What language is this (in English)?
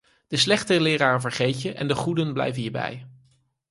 Dutch